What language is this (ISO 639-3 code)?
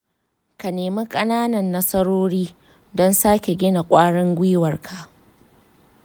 hau